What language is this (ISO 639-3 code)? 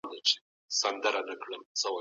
pus